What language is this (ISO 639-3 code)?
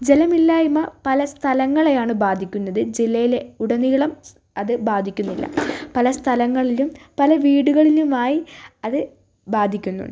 mal